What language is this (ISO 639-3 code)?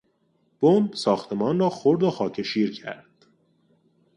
fas